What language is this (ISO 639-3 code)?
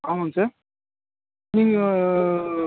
tam